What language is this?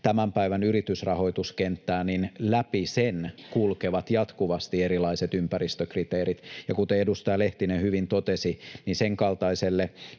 Finnish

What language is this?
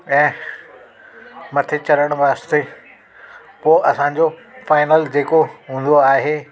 Sindhi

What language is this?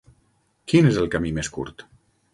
Catalan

